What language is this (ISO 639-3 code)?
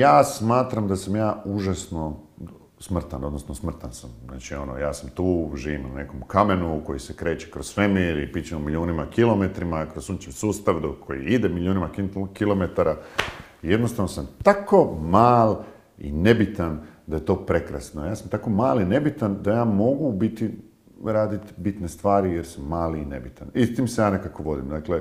hrv